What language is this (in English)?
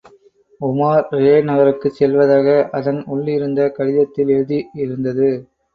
Tamil